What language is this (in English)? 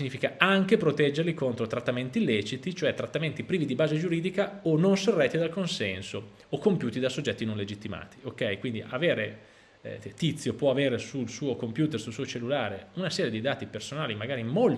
Italian